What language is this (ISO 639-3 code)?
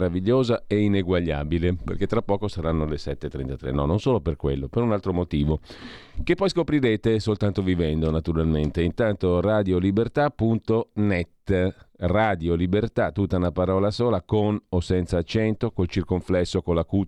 ita